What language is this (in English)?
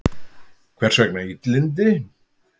Icelandic